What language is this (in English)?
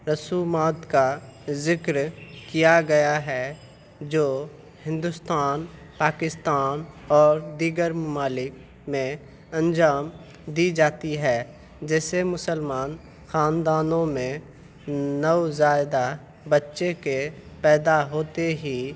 Urdu